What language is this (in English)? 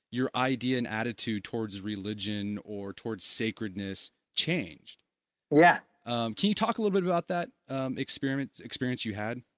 English